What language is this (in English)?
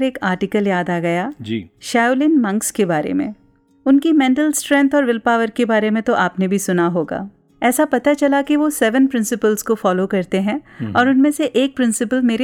Hindi